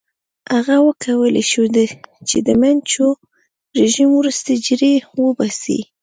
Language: Pashto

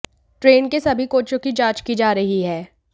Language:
Hindi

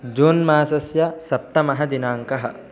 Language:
Sanskrit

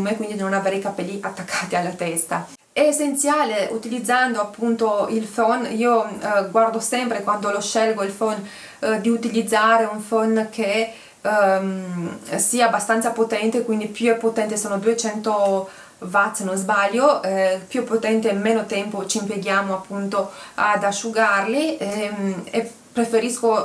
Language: Italian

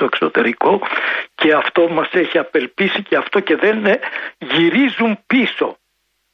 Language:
Greek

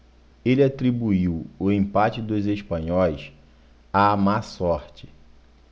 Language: Portuguese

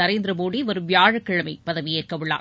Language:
Tamil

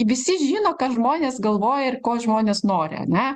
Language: Lithuanian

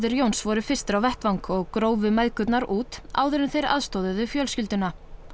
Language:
Icelandic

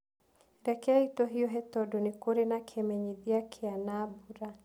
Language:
Kikuyu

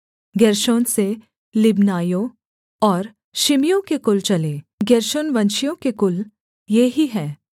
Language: Hindi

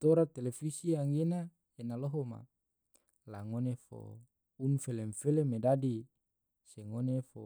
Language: Tidore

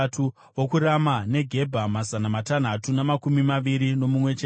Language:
Shona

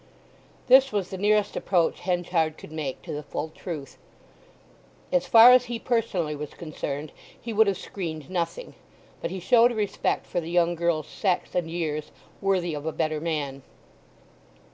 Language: English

